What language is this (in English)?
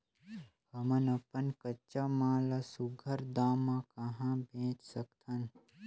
Chhattisgarhi